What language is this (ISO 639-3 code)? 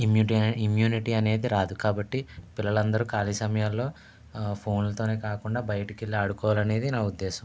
tel